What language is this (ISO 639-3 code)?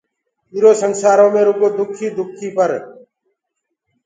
ggg